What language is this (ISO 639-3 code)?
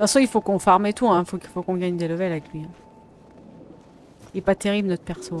fra